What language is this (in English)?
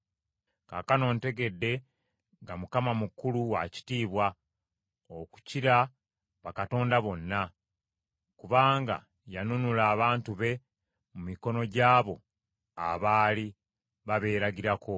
Ganda